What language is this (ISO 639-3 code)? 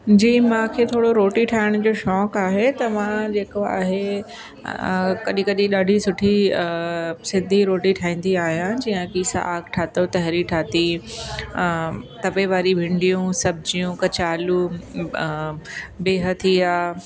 snd